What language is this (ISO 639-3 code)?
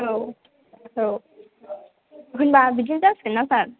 brx